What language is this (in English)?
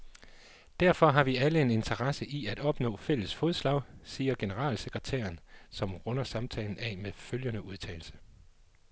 Danish